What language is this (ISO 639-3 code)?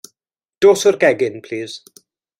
cym